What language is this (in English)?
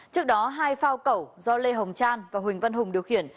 Vietnamese